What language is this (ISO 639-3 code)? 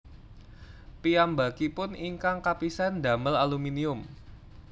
jav